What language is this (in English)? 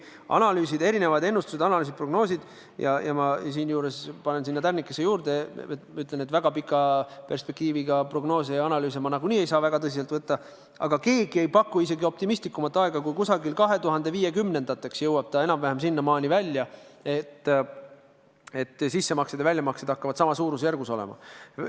Estonian